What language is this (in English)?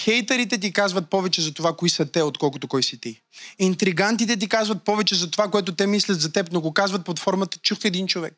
Bulgarian